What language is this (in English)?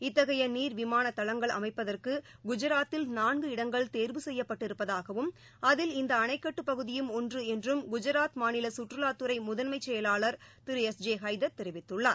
Tamil